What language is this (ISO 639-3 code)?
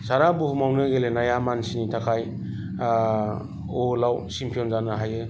brx